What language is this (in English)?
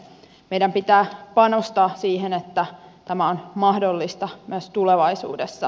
Finnish